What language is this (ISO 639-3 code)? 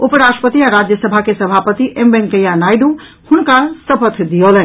mai